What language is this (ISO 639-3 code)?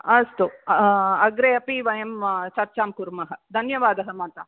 san